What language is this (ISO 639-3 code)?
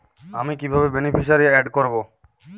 ben